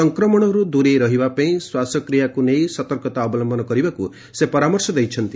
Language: Odia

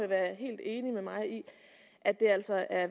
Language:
Danish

